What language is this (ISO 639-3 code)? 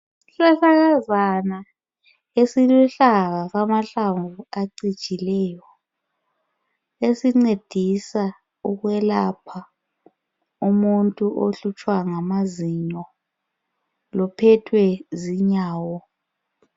nde